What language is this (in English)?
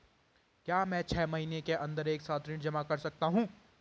Hindi